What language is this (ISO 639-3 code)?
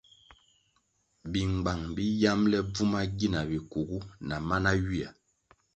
nmg